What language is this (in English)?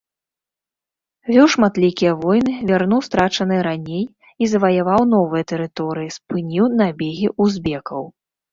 Belarusian